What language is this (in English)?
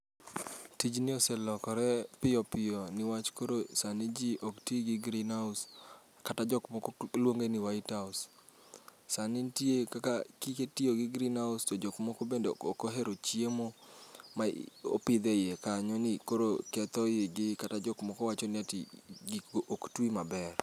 Luo (Kenya and Tanzania)